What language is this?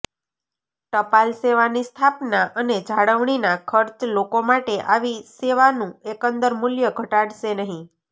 Gujarati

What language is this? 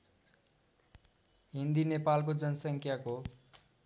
Nepali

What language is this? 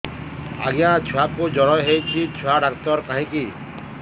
Odia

